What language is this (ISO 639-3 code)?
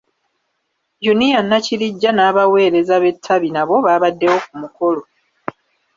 lug